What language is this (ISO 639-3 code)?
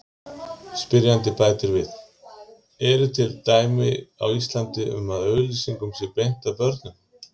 isl